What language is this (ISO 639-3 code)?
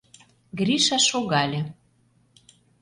chm